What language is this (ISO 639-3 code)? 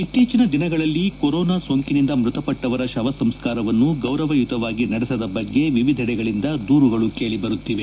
kan